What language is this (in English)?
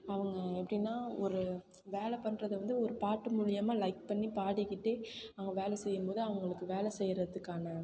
Tamil